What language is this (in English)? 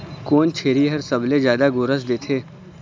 Chhattisgarhi